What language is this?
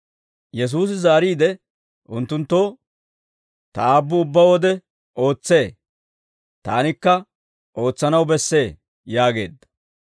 Dawro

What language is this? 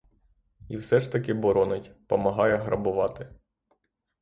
Ukrainian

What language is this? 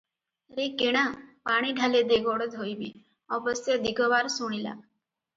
Odia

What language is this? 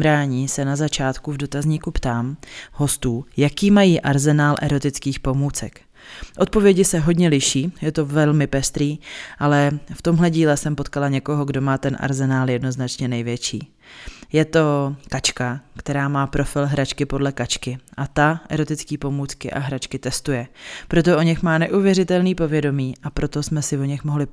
Czech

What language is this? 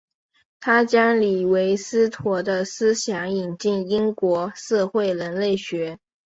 Chinese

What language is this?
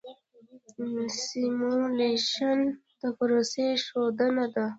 Pashto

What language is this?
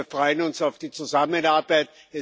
German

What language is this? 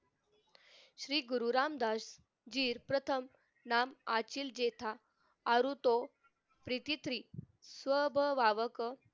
Marathi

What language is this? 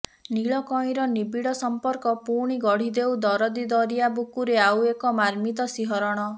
Odia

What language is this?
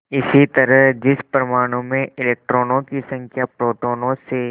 Hindi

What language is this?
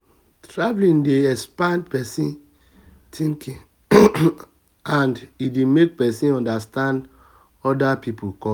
Nigerian Pidgin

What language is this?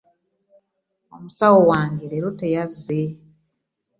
Ganda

